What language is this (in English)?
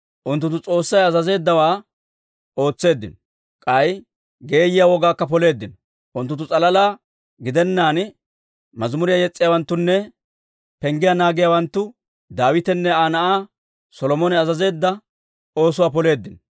Dawro